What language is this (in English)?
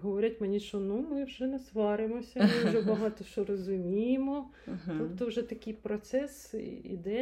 Ukrainian